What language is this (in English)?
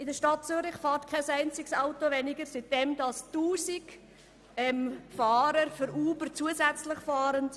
Swiss German